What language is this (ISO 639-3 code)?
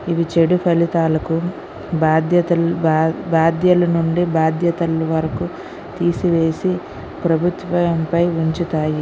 tel